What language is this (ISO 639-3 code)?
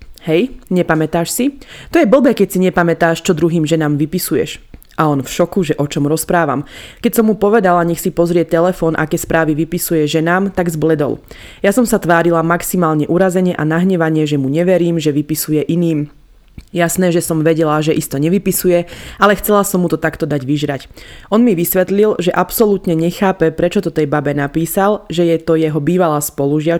slk